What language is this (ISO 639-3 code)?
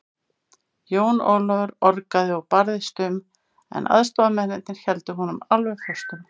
isl